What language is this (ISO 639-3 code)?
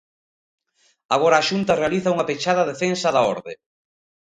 glg